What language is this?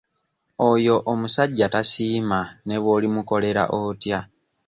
Ganda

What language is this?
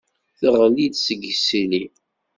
Kabyle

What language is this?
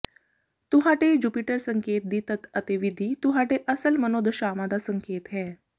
Punjabi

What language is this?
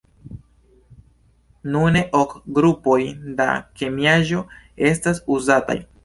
Esperanto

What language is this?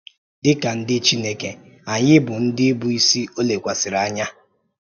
Igbo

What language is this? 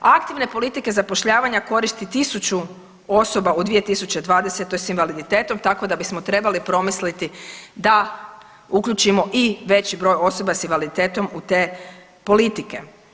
Croatian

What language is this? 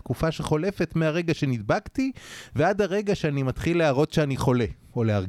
Hebrew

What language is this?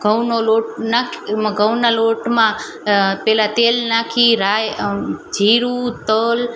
Gujarati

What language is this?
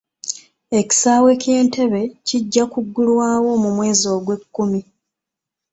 Ganda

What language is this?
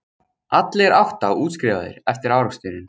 Icelandic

